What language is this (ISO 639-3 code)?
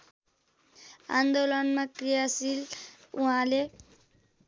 nep